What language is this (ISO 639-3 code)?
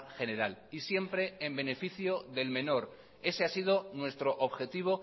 spa